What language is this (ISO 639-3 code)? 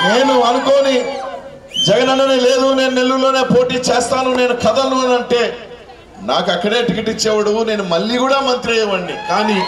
tel